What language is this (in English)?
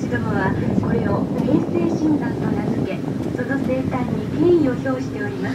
Japanese